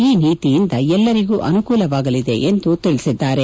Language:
Kannada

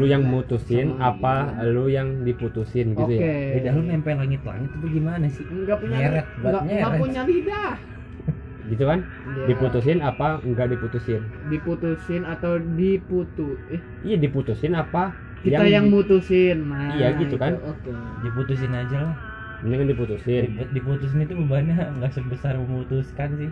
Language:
Indonesian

